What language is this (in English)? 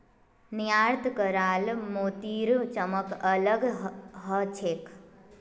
Magahi